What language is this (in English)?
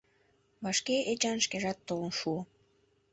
Mari